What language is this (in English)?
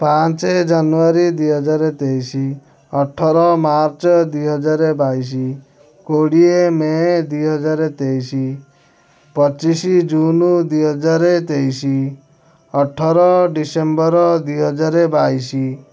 Odia